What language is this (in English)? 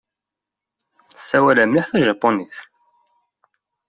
Kabyle